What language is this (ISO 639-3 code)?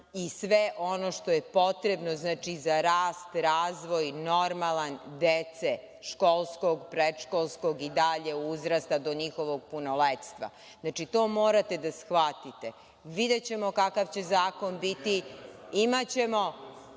srp